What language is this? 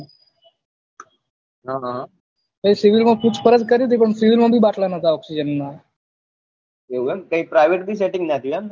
Gujarati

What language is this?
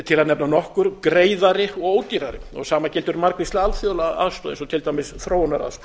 Icelandic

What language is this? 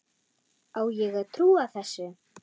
Icelandic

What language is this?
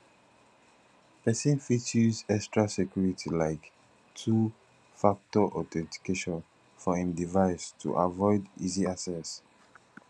Nigerian Pidgin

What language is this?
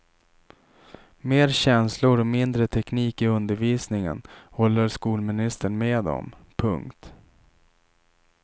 Swedish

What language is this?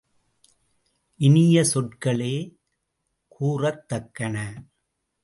Tamil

